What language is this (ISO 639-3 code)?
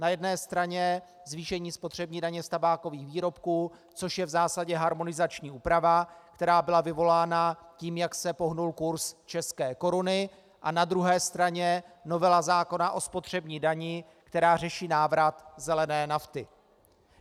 ces